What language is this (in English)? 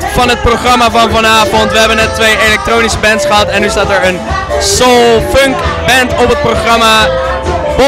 Dutch